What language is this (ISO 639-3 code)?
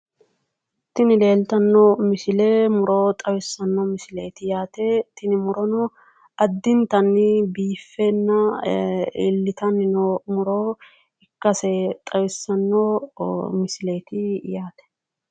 sid